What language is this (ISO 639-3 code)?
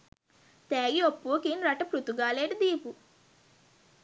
sin